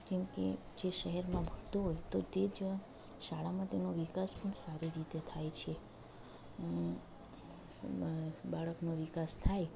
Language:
Gujarati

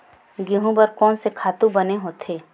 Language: Chhattisgarhi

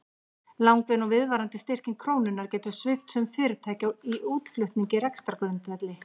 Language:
Icelandic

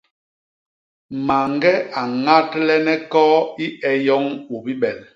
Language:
Basaa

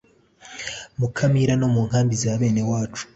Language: Kinyarwanda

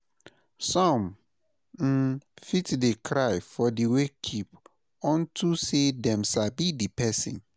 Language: Nigerian Pidgin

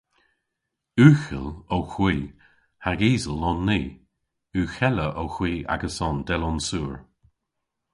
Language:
Cornish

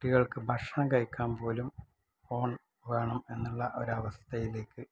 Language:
Malayalam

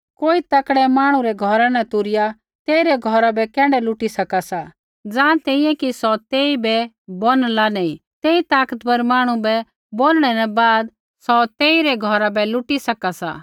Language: Kullu Pahari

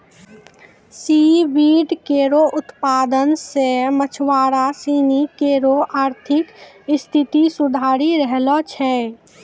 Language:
Maithili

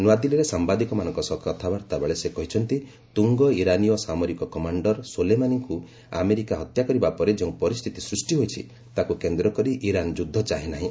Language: Odia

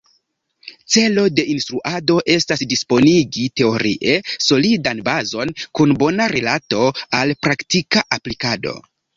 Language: Esperanto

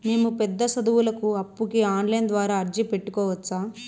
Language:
Telugu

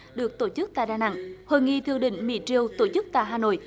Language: Vietnamese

